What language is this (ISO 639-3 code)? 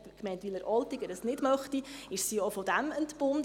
gsw